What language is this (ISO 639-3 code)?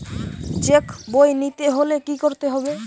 ben